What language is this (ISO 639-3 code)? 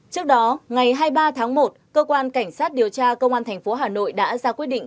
vie